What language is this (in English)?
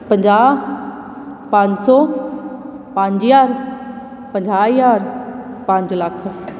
Punjabi